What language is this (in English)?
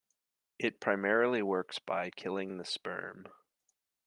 English